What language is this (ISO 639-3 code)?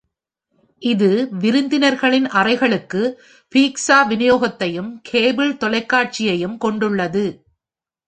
tam